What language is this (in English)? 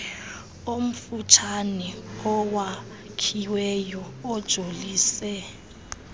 Xhosa